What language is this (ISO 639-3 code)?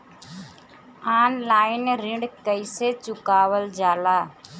bho